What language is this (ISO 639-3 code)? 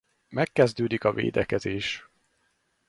hun